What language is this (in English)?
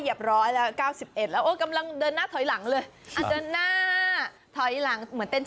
Thai